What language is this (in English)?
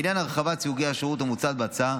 Hebrew